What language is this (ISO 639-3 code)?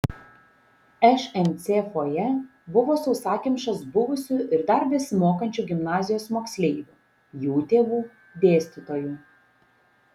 lit